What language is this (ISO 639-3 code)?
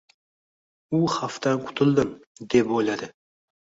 uzb